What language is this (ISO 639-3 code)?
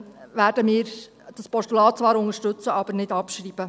gsw